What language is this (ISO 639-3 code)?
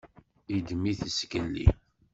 kab